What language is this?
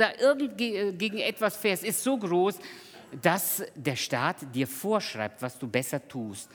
German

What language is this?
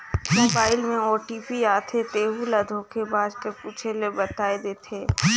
Chhattisgarhi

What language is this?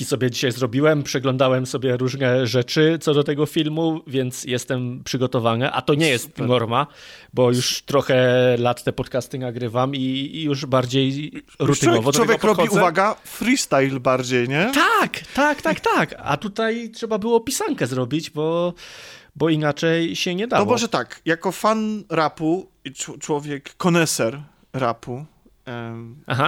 Polish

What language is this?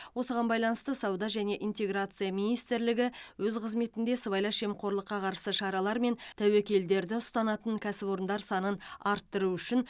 Kazakh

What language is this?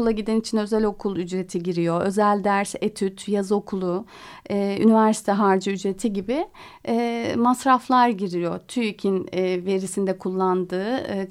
Turkish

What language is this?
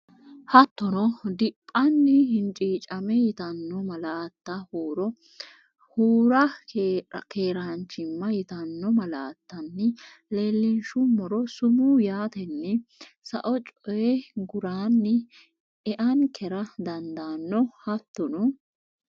Sidamo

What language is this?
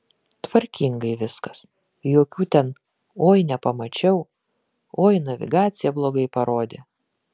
Lithuanian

